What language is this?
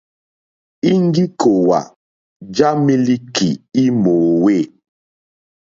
Mokpwe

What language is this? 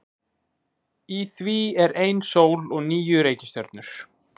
Icelandic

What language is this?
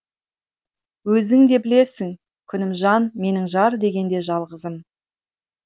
Kazakh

